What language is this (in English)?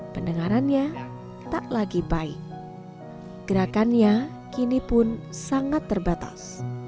Indonesian